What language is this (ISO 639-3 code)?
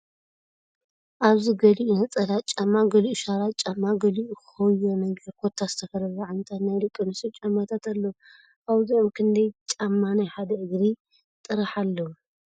tir